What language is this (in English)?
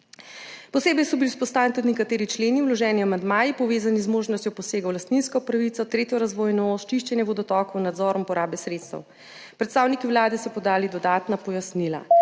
Slovenian